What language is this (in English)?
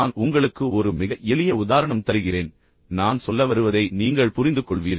Tamil